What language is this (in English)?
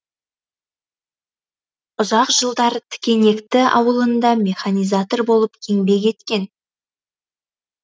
Kazakh